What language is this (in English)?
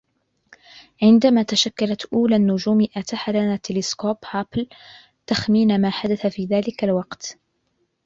Arabic